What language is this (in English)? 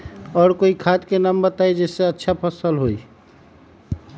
Magahi